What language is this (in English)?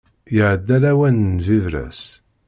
Kabyle